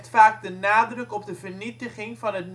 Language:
Dutch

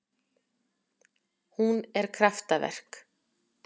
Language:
Icelandic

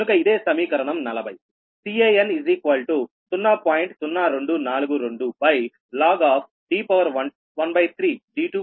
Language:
Telugu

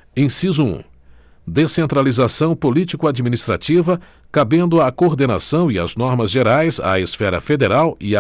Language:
Portuguese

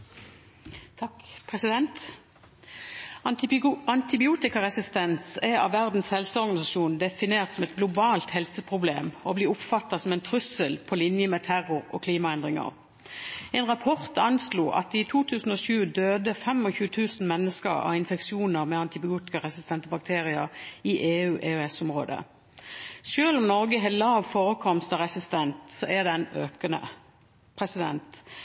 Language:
Norwegian Bokmål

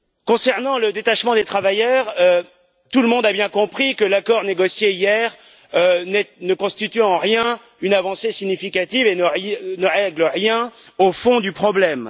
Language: French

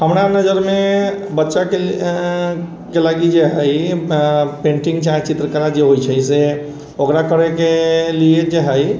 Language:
Maithili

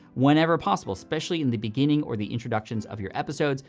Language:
English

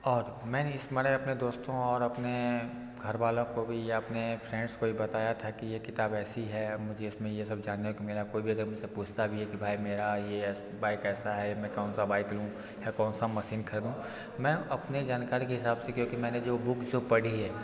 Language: Hindi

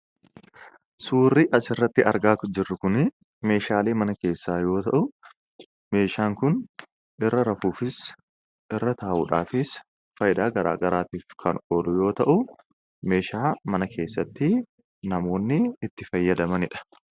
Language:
Oromo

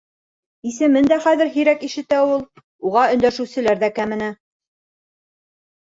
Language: Bashkir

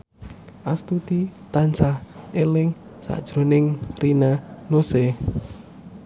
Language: Javanese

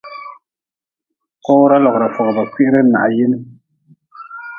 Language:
Nawdm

